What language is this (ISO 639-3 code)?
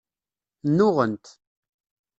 kab